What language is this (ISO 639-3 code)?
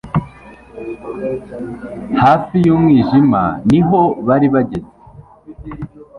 kin